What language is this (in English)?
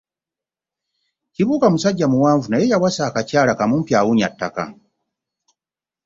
Ganda